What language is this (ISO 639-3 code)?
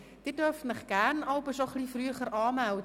gsw